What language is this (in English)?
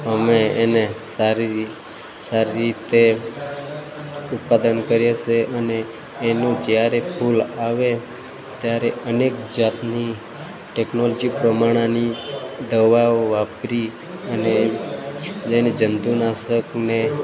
Gujarati